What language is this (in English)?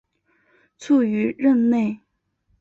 Chinese